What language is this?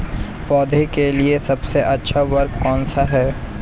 Hindi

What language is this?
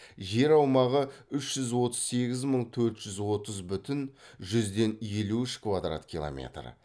Kazakh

